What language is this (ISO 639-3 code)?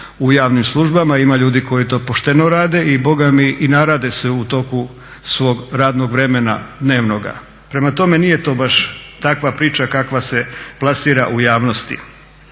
hrv